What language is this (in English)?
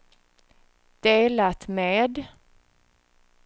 Swedish